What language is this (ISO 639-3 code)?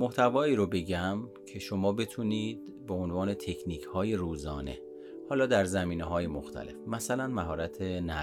fas